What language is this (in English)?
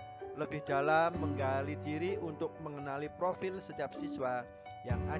Indonesian